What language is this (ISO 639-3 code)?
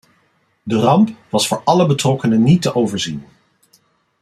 nld